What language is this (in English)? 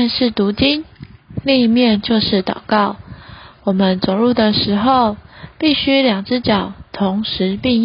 Chinese